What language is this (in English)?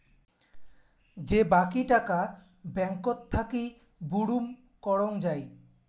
Bangla